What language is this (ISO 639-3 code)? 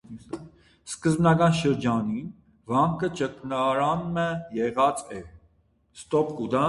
hye